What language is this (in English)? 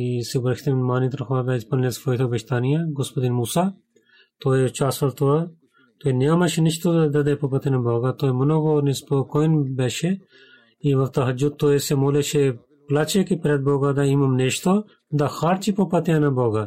Bulgarian